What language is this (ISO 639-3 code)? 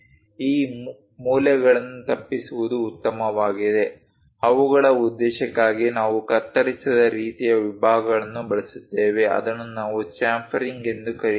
kan